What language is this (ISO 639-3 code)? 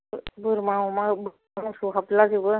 brx